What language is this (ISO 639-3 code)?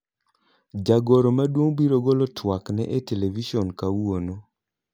luo